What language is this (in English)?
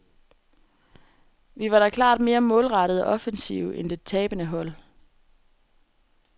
Danish